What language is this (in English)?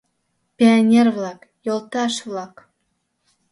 Mari